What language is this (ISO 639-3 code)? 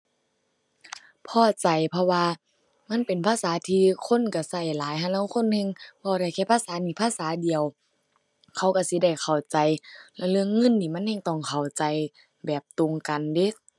tha